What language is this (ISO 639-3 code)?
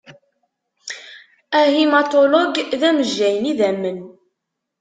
kab